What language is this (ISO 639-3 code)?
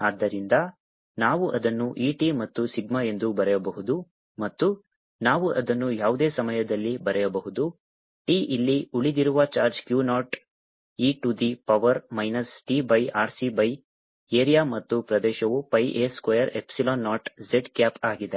kan